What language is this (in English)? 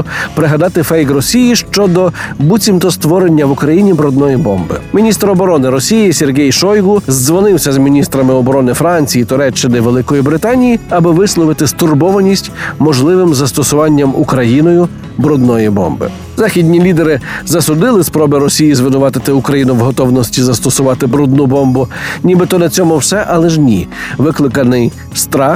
Ukrainian